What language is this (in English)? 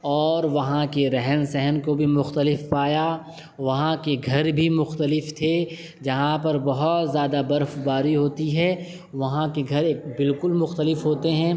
Urdu